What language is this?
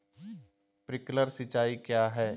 Magahi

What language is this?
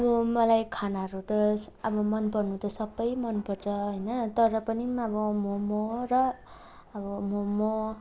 Nepali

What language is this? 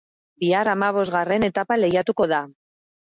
Basque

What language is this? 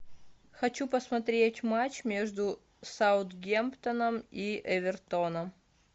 Russian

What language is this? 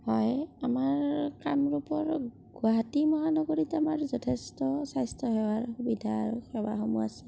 Assamese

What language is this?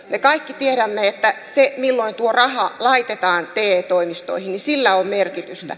Finnish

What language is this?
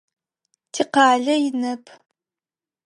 Adyghe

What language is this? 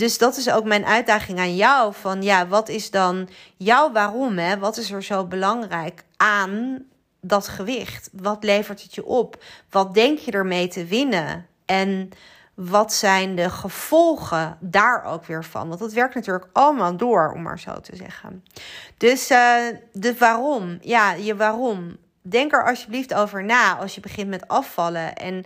Dutch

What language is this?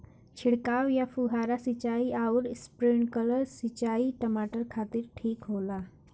Bhojpuri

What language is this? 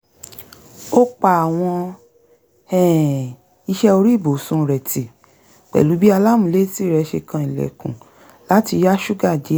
Yoruba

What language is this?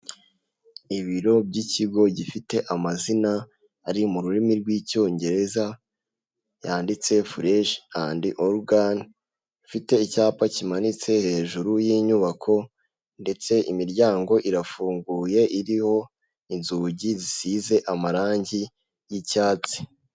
Kinyarwanda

